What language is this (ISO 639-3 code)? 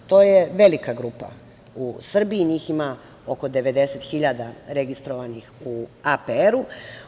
srp